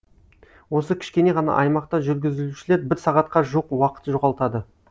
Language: Kazakh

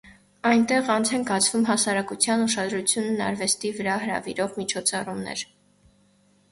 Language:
Armenian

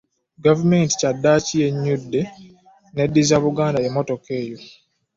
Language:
Ganda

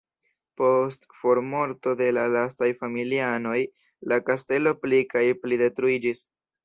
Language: Esperanto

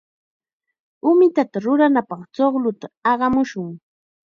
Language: Chiquián Ancash Quechua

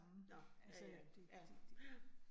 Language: Danish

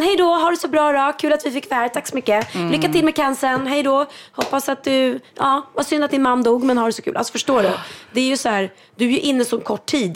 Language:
Swedish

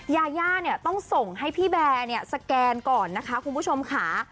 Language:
Thai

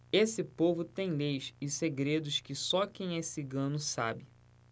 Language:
Portuguese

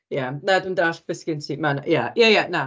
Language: Welsh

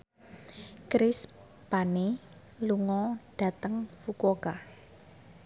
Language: Javanese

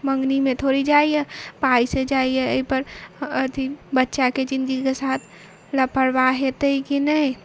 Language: Maithili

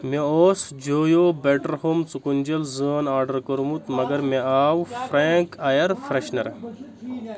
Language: Kashmiri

